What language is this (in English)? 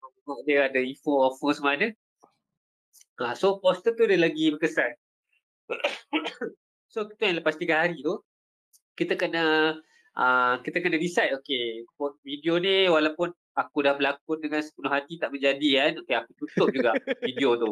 Malay